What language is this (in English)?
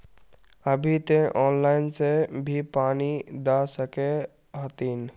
Magahi